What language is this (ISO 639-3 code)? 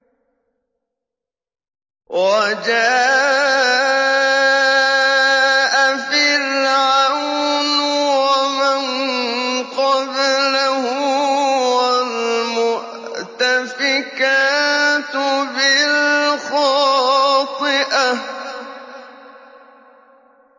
ara